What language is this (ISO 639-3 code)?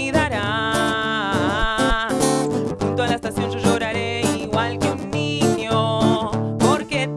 spa